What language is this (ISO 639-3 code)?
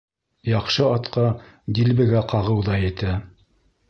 bak